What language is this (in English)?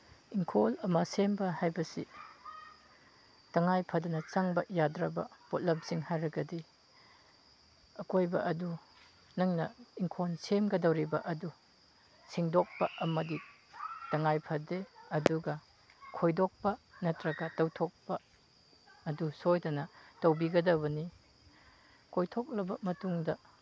Manipuri